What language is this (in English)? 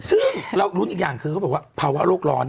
Thai